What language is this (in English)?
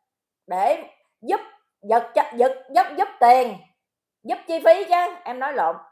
Vietnamese